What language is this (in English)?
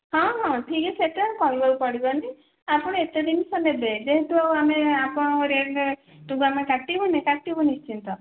Odia